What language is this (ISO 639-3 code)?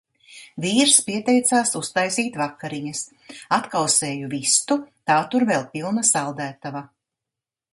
lav